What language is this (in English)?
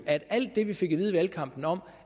Danish